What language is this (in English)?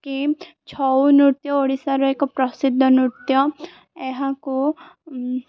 Odia